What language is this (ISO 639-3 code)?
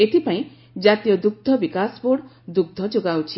ori